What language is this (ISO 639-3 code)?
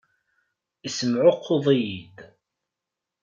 kab